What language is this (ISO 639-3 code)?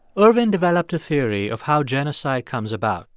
eng